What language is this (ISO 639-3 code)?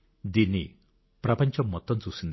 tel